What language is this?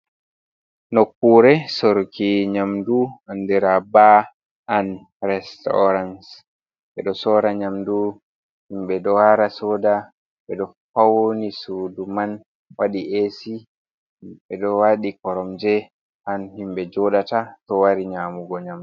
Fula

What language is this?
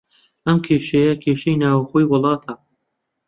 Central Kurdish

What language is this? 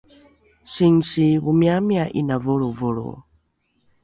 Rukai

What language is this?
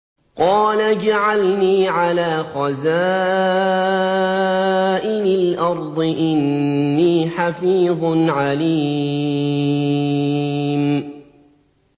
Arabic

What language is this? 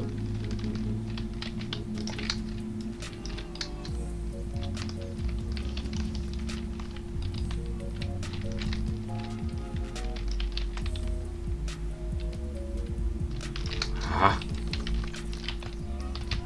Spanish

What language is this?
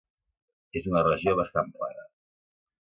Catalan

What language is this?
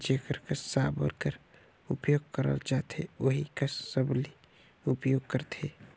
Chhattisgarhi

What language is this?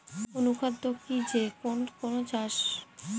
Bangla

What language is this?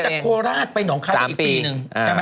Thai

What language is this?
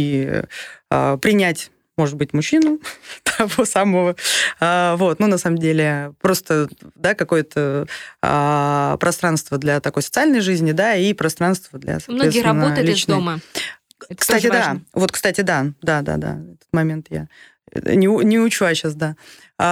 Russian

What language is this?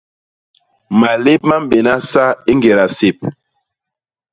Basaa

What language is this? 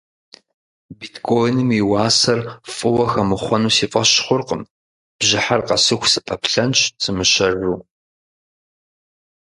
Kabardian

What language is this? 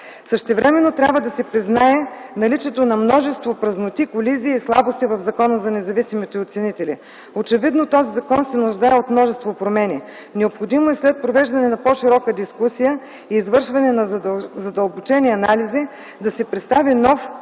Bulgarian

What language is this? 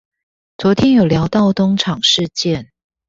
Chinese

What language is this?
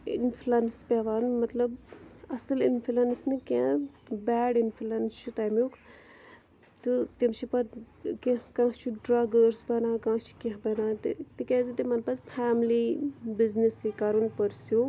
Kashmiri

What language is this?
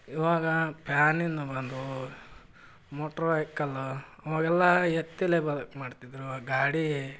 Kannada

